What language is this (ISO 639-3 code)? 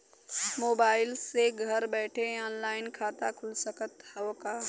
bho